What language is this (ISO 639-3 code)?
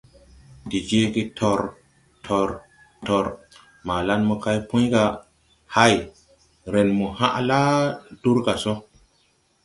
tui